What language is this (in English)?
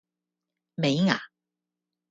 Cantonese